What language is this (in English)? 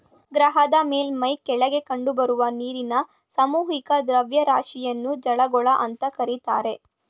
Kannada